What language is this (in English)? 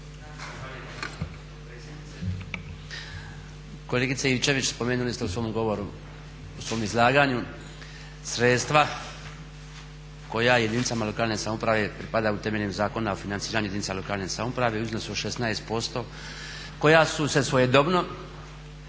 Croatian